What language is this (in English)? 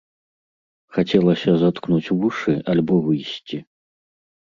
Belarusian